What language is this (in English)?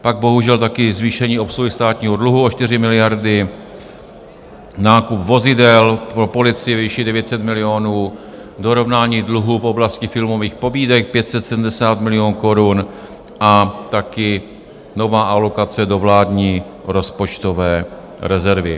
Czech